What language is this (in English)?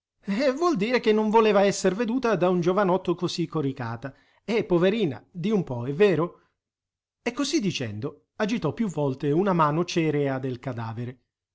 Italian